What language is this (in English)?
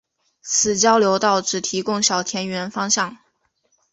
Chinese